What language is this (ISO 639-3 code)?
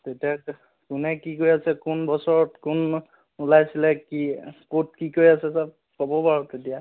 asm